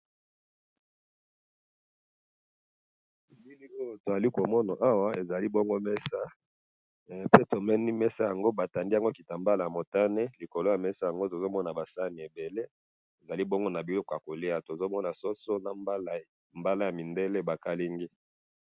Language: Lingala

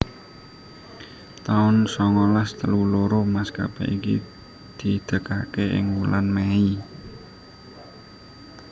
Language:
Javanese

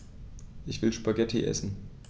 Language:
German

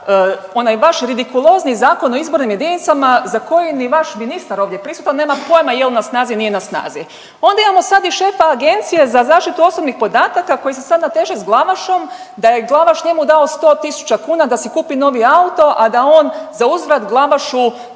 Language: Croatian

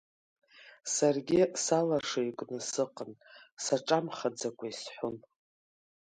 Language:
Abkhazian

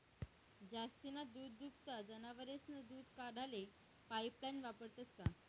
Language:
Marathi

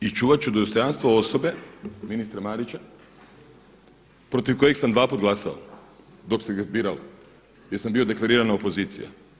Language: Croatian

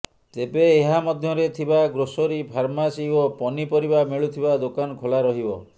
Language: Odia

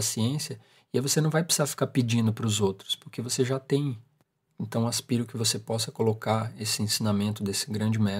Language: Portuguese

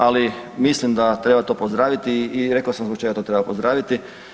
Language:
Croatian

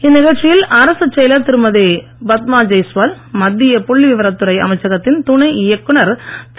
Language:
Tamil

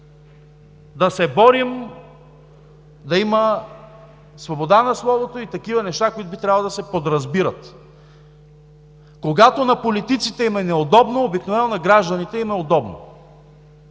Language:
Bulgarian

